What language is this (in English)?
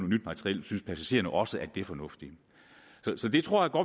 Danish